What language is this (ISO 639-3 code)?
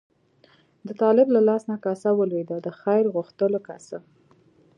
pus